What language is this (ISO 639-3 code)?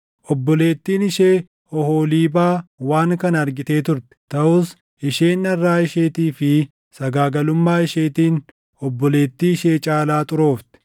orm